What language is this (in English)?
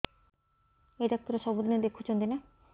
Odia